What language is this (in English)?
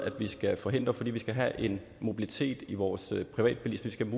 Danish